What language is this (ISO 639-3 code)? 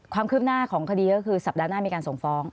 tha